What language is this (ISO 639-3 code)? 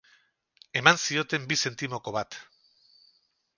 eus